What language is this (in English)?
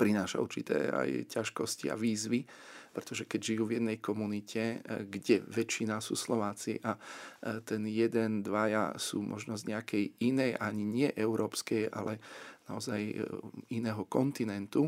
Slovak